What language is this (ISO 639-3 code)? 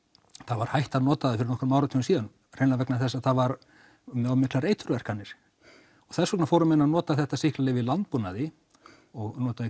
isl